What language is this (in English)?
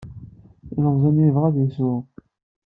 Kabyle